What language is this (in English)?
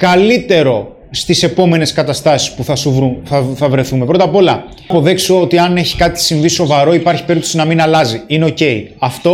Greek